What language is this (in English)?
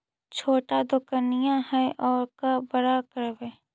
Magahi